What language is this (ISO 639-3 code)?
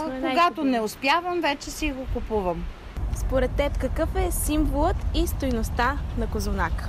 bul